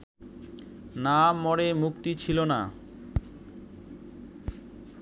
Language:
Bangla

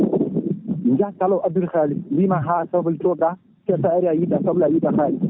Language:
Fula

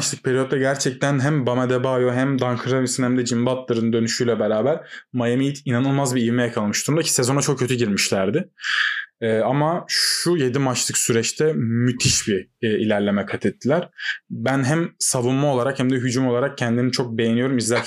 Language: Turkish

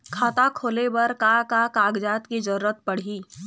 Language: Chhattisgarhi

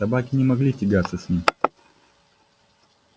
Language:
Russian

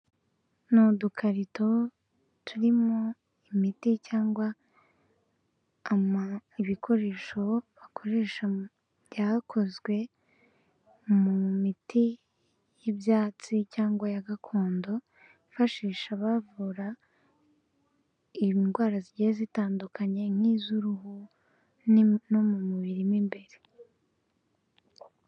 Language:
Kinyarwanda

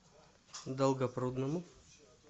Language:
Russian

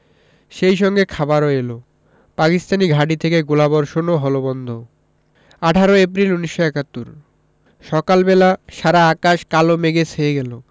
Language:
Bangla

